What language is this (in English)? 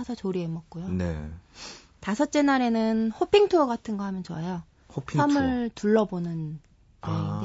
Korean